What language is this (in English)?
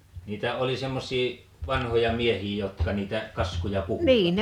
Finnish